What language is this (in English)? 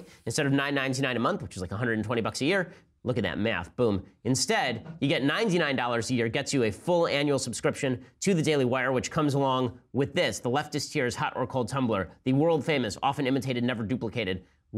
English